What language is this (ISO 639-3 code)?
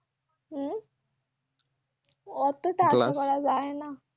ben